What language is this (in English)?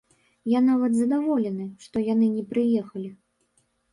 Belarusian